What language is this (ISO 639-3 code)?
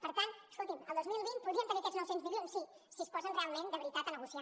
cat